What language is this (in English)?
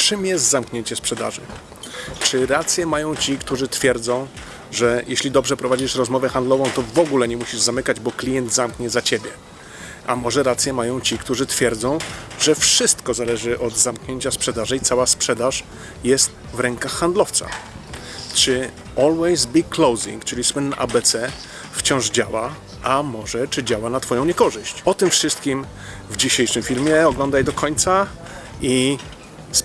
Polish